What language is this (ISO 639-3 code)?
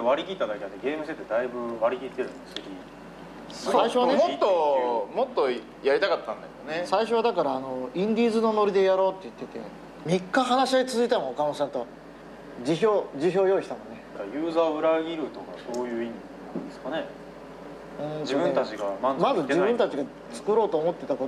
jpn